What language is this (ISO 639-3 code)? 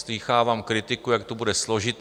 ces